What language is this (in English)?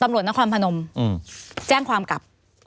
Thai